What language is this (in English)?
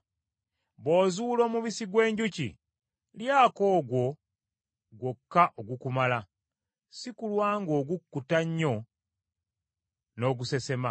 Ganda